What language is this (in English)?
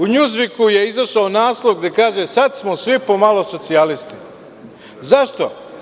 Serbian